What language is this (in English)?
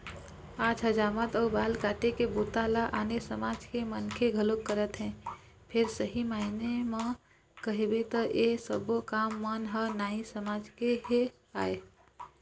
Chhattisgarhi